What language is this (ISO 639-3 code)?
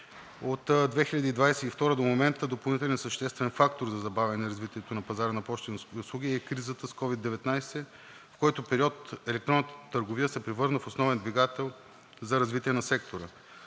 bul